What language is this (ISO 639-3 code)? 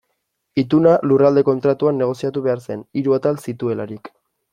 eus